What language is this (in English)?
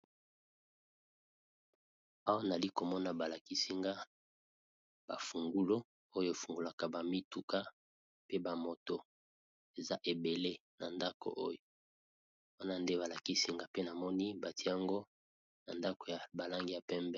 Lingala